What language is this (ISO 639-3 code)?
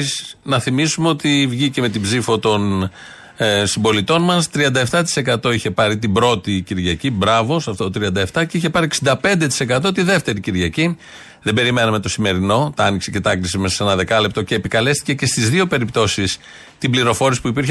ell